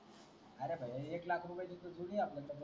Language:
Marathi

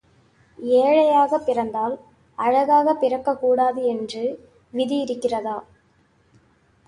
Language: Tamil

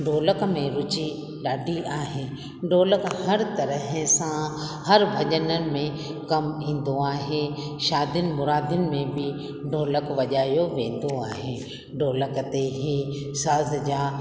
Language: Sindhi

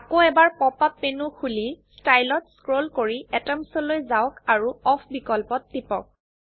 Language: Assamese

